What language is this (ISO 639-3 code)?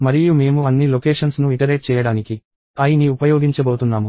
tel